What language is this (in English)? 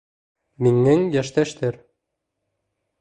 Bashkir